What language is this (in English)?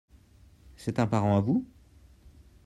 French